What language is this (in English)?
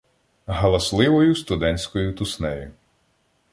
Ukrainian